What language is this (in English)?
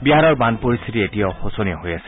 Assamese